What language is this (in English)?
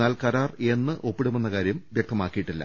Malayalam